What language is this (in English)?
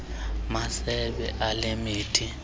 Xhosa